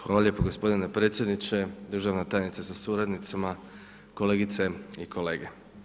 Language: Croatian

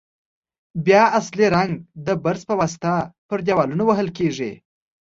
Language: Pashto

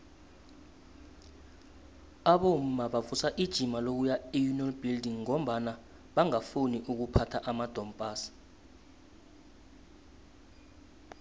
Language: South Ndebele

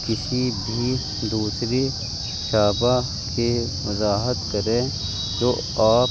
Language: Urdu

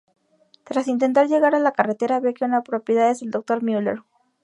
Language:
Spanish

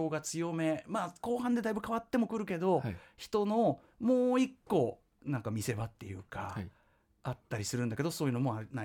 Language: Japanese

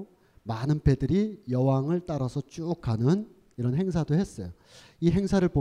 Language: Korean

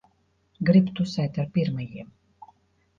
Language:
Latvian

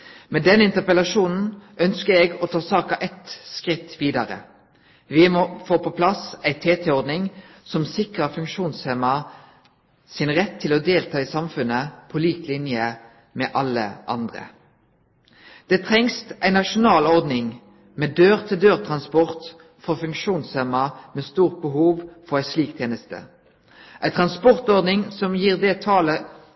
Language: Norwegian Nynorsk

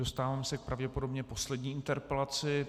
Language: Czech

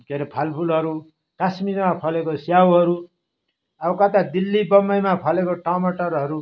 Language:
Nepali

